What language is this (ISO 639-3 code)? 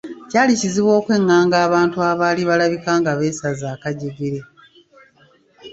lug